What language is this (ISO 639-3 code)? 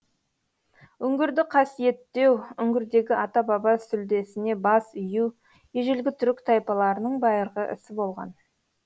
kaz